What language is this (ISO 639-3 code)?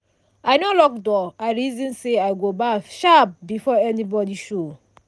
pcm